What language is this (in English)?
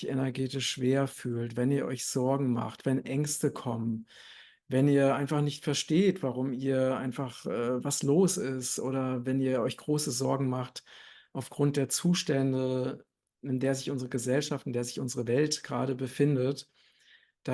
German